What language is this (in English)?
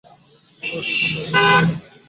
Bangla